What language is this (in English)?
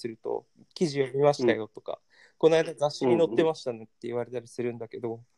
Japanese